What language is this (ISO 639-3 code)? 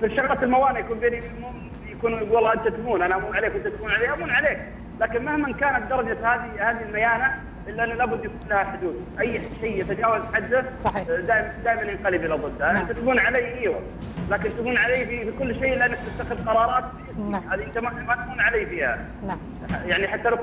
ara